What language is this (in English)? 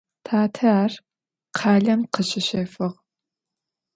Adyghe